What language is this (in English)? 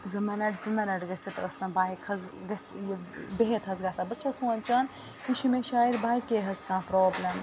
Kashmiri